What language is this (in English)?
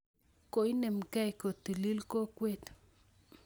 Kalenjin